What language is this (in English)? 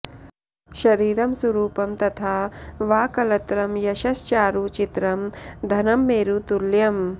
Sanskrit